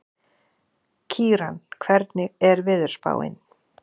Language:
Icelandic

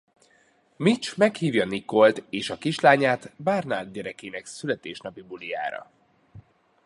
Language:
Hungarian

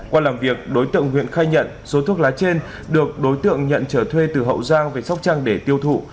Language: Vietnamese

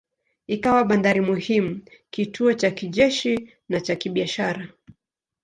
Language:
Swahili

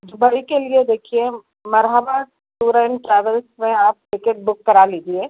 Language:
Urdu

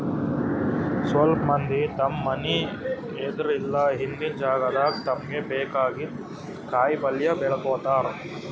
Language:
Kannada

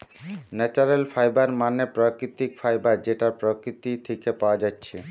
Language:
Bangla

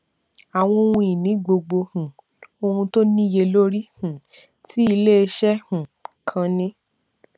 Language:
Yoruba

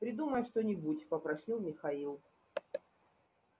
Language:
Russian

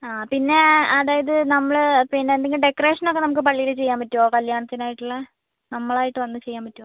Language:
Malayalam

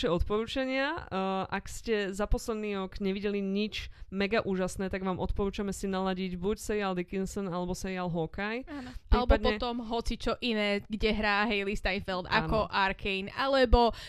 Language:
Slovak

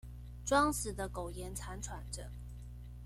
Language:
Chinese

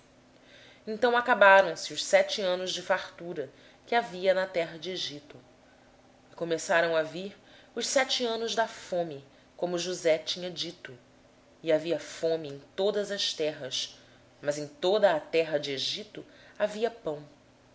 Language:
Portuguese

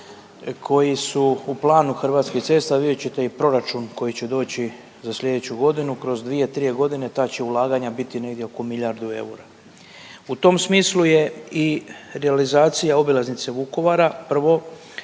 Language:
Croatian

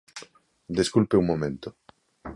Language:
Galician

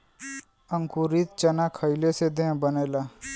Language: Bhojpuri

